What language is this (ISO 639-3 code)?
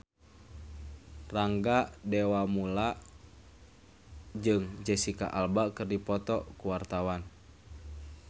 sun